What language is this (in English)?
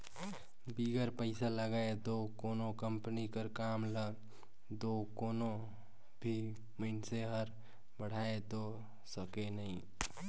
Chhattisgarhi